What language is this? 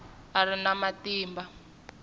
Tsonga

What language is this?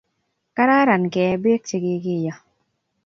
Kalenjin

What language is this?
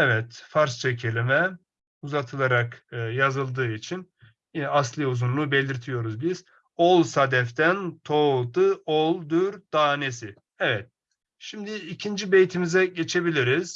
Turkish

